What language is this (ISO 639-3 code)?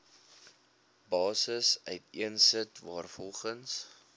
afr